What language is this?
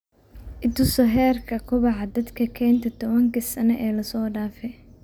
Somali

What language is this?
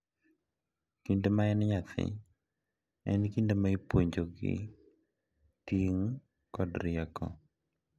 Luo (Kenya and Tanzania)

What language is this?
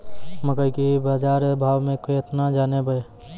Maithili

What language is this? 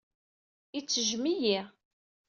Kabyle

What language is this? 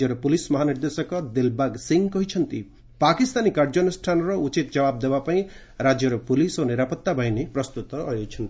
Odia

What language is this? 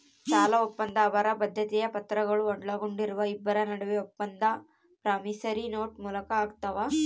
Kannada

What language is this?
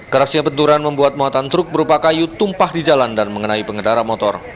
Indonesian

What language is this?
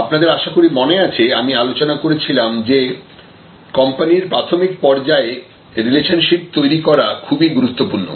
Bangla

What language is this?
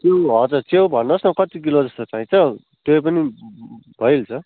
Nepali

